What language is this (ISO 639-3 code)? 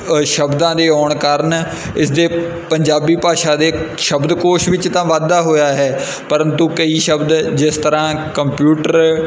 pan